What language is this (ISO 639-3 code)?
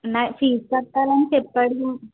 tel